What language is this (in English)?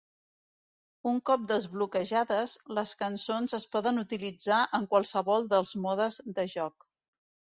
Catalan